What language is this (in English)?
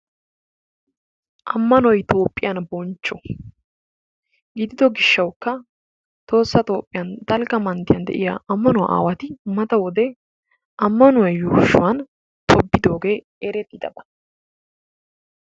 Wolaytta